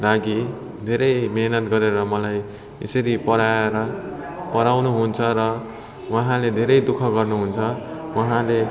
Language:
Nepali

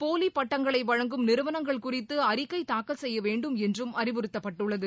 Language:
Tamil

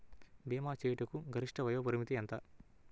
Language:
Telugu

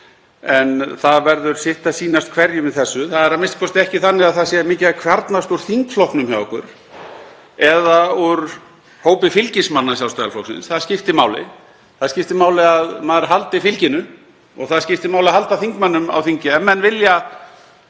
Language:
Icelandic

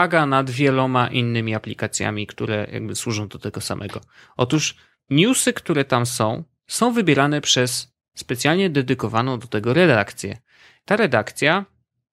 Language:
Polish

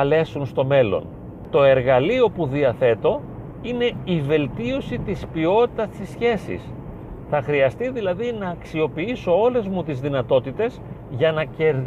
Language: Greek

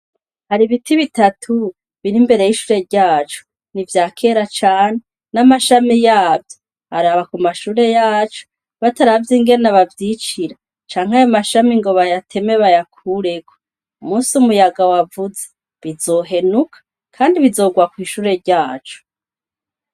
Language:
Rundi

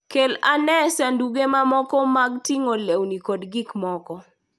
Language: Luo (Kenya and Tanzania)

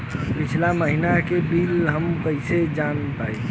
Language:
Bhojpuri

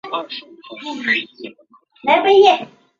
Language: Chinese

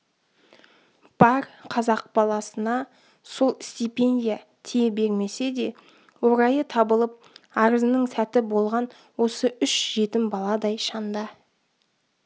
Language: Kazakh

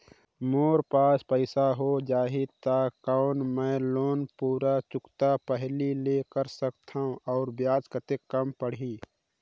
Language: Chhattisgarhi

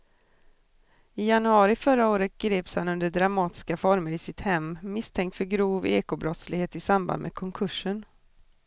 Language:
Swedish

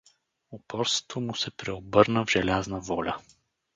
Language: Bulgarian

